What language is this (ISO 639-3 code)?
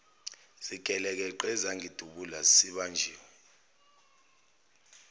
zul